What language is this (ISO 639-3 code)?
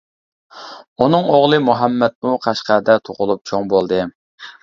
uig